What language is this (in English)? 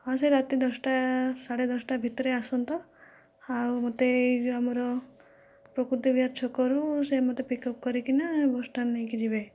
Odia